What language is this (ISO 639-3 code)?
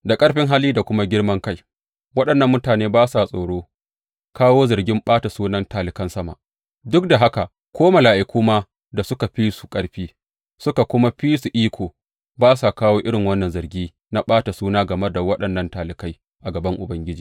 hau